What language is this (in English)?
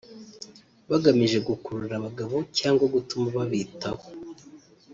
Kinyarwanda